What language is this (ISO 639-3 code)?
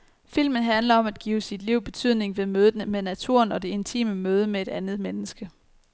dan